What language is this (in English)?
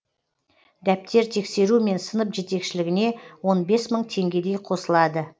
Kazakh